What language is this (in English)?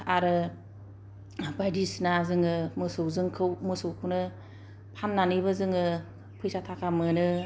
Bodo